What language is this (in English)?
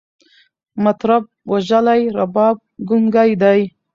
Pashto